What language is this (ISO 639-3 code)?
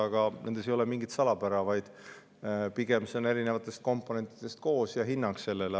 est